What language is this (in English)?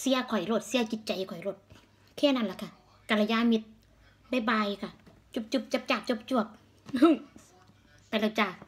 Thai